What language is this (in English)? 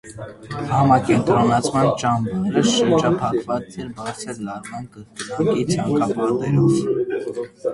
Armenian